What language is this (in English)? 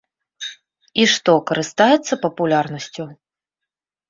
Belarusian